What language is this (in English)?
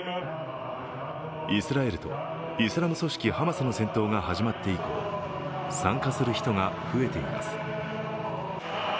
Japanese